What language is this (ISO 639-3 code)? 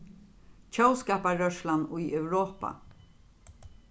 fao